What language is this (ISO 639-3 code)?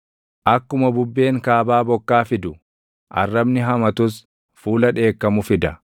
orm